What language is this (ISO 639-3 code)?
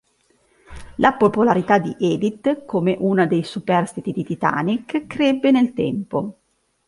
ita